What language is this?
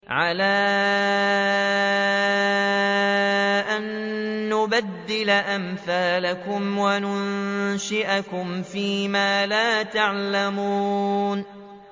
Arabic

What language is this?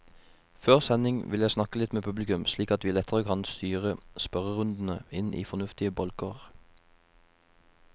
Norwegian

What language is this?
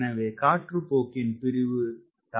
Tamil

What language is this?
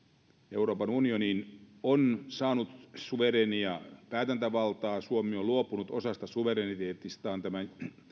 Finnish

